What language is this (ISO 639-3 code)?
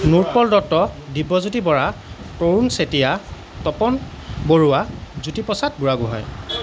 asm